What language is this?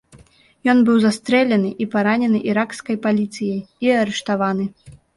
Belarusian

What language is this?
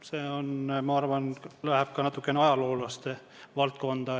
Estonian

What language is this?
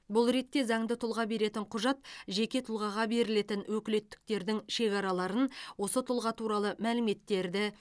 Kazakh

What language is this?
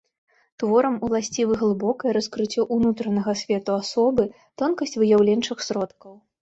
Belarusian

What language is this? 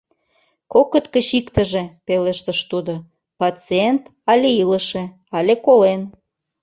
Mari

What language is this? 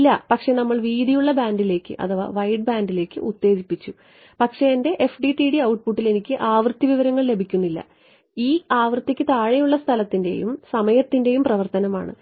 Malayalam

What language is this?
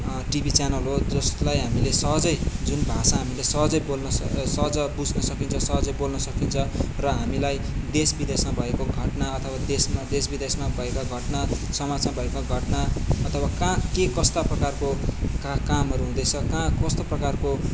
Nepali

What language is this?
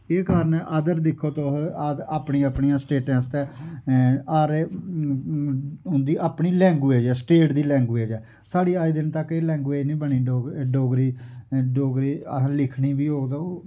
Dogri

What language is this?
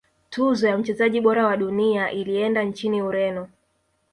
Swahili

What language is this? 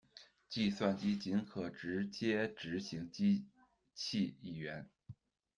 Chinese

